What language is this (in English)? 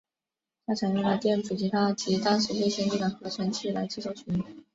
Chinese